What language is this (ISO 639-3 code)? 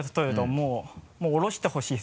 jpn